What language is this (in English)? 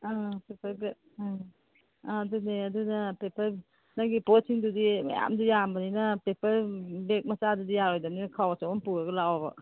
Manipuri